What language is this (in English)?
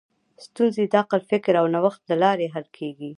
Pashto